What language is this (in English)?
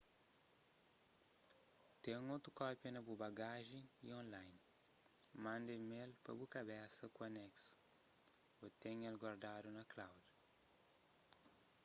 Kabuverdianu